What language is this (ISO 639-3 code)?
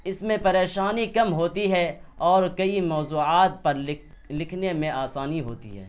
urd